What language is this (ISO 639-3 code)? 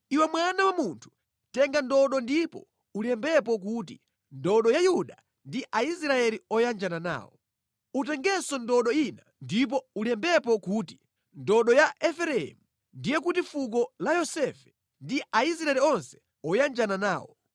nya